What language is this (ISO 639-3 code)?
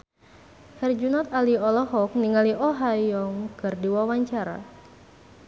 sun